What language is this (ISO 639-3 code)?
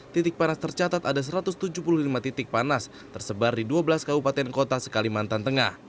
ind